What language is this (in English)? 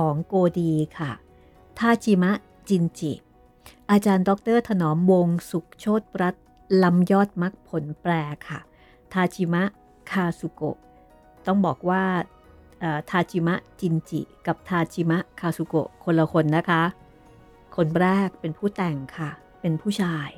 Thai